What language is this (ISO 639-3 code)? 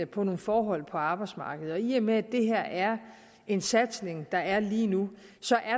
dan